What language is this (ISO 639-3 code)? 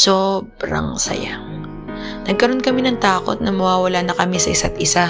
fil